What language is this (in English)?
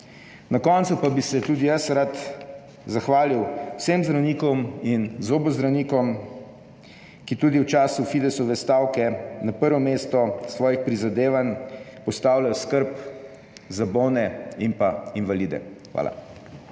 Slovenian